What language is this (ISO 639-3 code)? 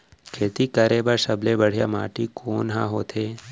hne